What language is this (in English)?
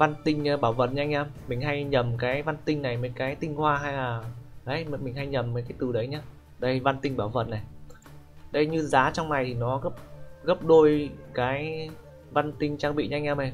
Vietnamese